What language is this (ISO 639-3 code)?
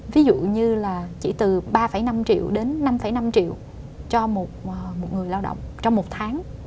vie